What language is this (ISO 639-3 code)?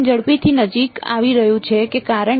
guj